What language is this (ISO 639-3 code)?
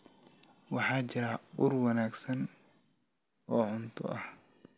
som